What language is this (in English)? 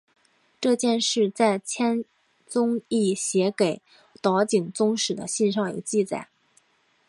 Chinese